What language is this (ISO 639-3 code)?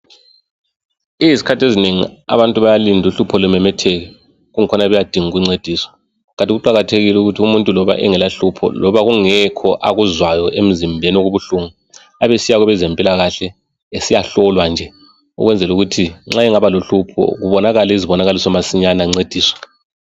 nde